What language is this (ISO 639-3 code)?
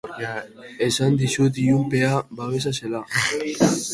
eus